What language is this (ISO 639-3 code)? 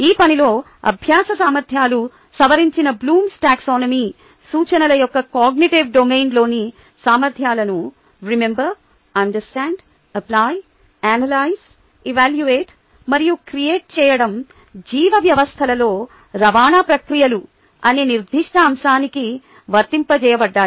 tel